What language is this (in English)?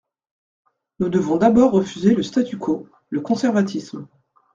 French